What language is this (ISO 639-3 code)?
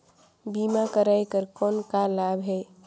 hne